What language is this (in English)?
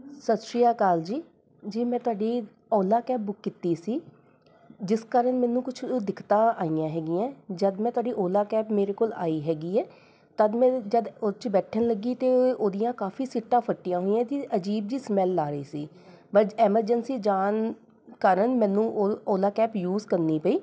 Punjabi